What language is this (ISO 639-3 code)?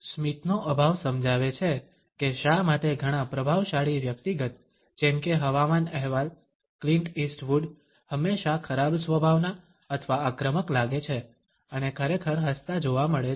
guj